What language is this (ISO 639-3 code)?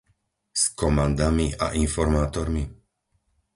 slk